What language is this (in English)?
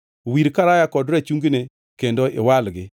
Luo (Kenya and Tanzania)